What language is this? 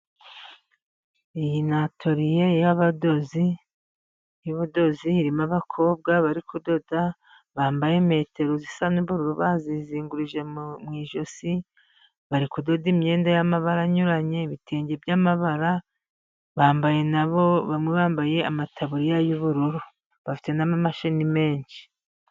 Kinyarwanda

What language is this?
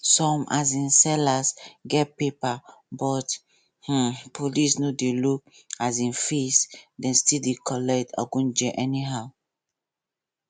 Nigerian Pidgin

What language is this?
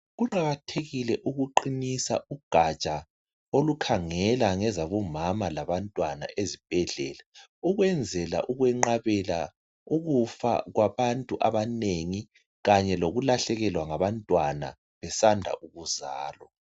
North Ndebele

